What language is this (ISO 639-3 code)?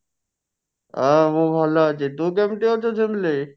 ori